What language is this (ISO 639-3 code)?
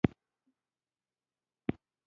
pus